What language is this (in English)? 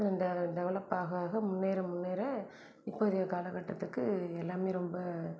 Tamil